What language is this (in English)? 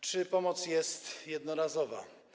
Polish